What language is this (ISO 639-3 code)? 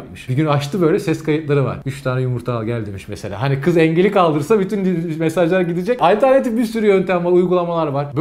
tur